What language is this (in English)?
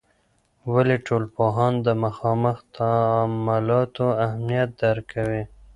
Pashto